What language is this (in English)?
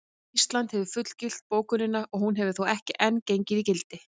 Icelandic